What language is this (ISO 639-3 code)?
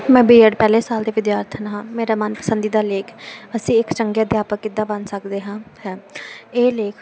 pan